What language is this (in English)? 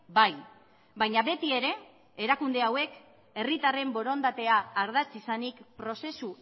Basque